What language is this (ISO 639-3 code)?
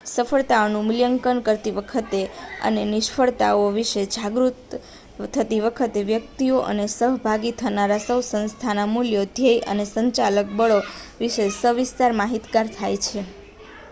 guj